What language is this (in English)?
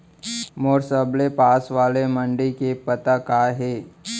Chhattisgarhi